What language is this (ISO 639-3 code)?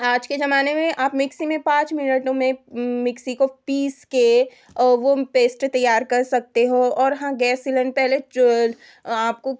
hin